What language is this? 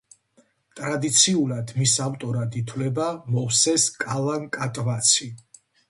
Georgian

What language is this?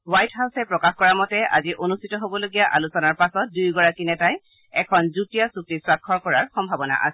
Assamese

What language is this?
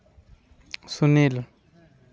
Santali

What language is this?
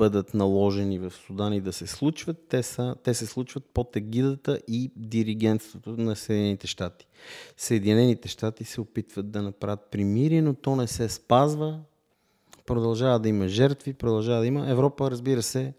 Bulgarian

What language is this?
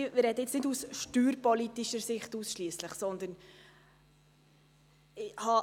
Swiss German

